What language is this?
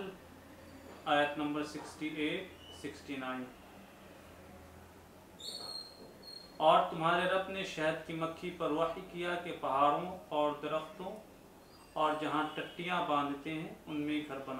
Urdu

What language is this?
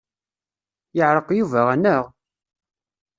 Kabyle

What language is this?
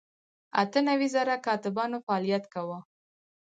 Pashto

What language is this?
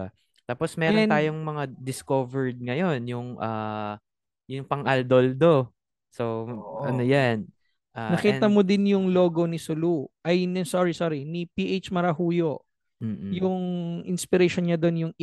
Filipino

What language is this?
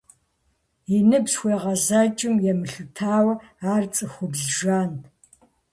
Kabardian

